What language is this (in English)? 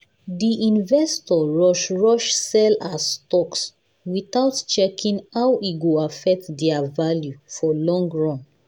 Nigerian Pidgin